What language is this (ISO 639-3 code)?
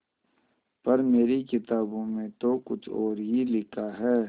hin